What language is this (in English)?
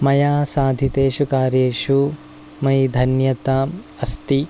Sanskrit